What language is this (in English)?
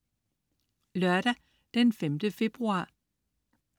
Danish